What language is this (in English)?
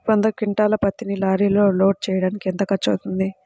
Telugu